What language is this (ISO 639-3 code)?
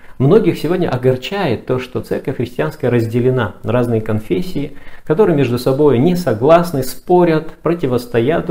rus